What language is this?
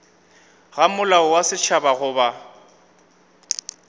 Northern Sotho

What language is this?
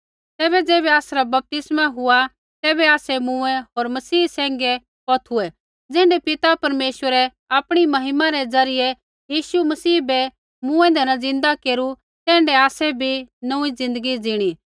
Kullu Pahari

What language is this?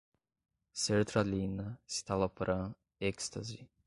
Portuguese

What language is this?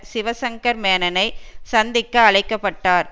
Tamil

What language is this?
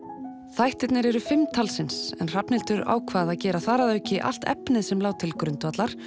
Icelandic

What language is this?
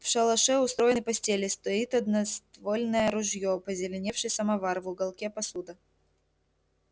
Russian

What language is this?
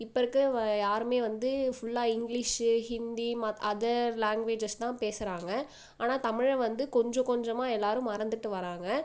Tamil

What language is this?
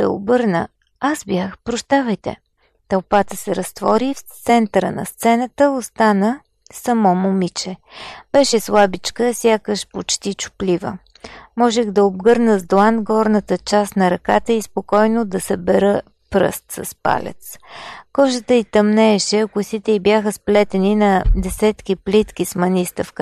Bulgarian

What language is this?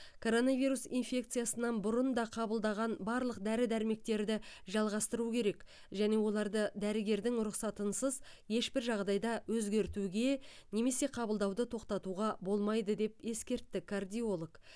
Kazakh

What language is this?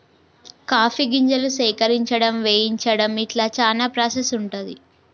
Telugu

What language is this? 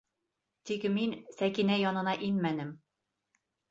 Bashkir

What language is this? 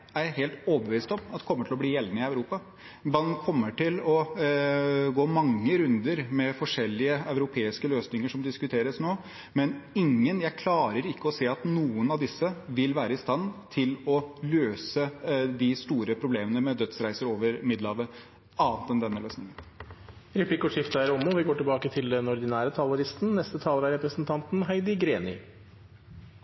Norwegian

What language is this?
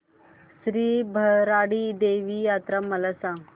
Marathi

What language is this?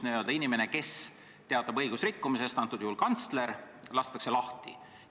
Estonian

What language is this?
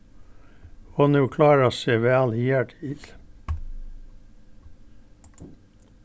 Faroese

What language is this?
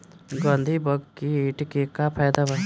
Bhojpuri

